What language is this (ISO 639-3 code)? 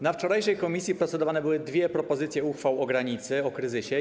pol